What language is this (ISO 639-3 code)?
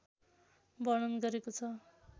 nep